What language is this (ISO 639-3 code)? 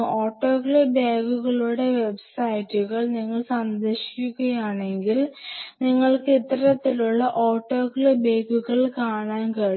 mal